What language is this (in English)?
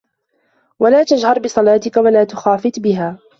Arabic